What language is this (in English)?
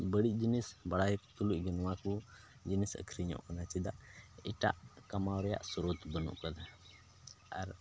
Santali